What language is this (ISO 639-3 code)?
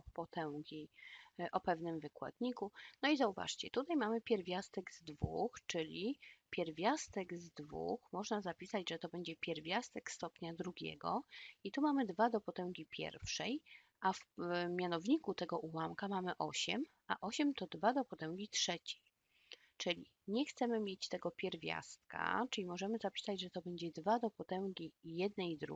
pol